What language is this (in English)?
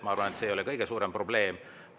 Estonian